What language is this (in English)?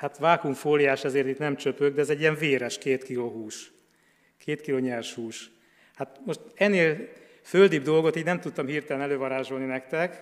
Hungarian